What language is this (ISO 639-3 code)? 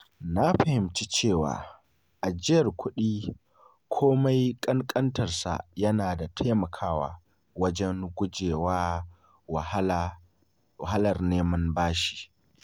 hau